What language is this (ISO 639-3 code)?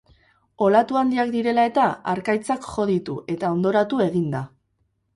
eus